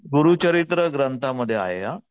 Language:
Marathi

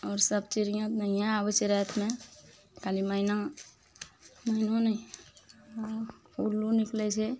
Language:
Maithili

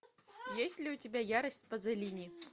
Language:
Russian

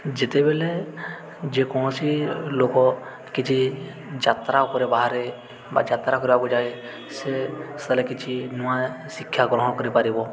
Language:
Odia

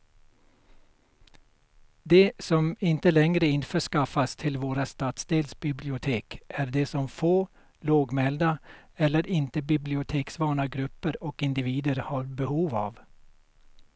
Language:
Swedish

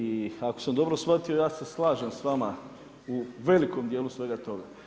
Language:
Croatian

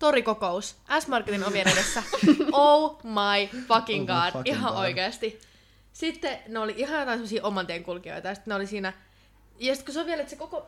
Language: Finnish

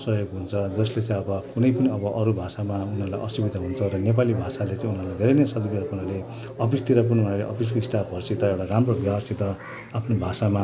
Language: Nepali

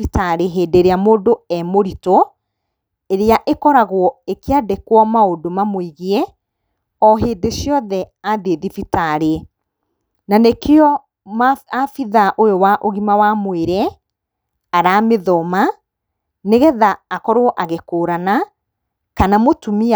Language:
Kikuyu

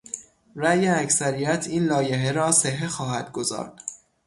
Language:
Persian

